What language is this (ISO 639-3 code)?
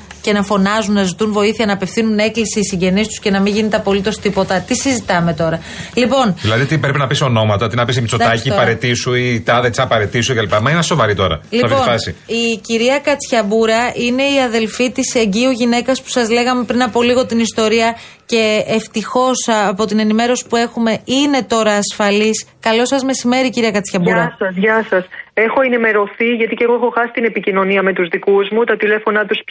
ell